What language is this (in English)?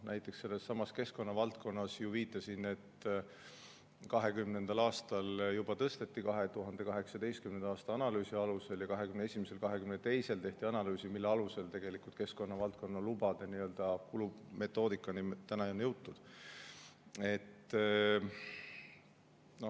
Estonian